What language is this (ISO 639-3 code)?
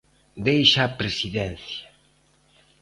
glg